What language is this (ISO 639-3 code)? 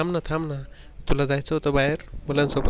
mar